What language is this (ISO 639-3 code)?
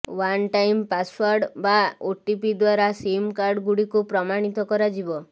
ori